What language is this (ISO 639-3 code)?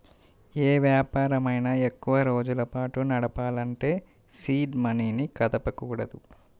tel